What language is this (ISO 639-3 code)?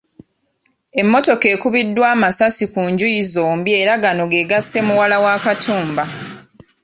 lug